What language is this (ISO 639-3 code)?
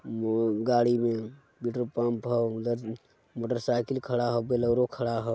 mag